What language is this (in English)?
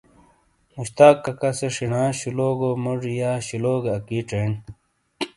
Shina